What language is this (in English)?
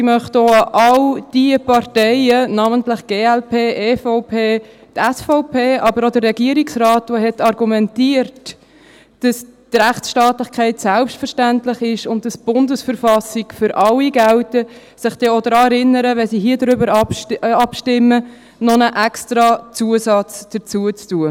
Swiss German